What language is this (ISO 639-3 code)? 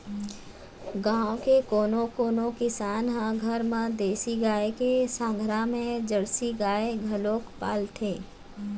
hne